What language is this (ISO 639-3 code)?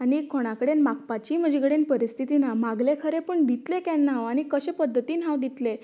kok